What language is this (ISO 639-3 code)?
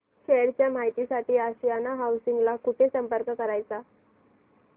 mar